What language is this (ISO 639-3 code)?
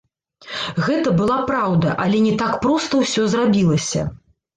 bel